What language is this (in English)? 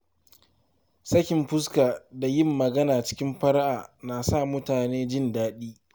Hausa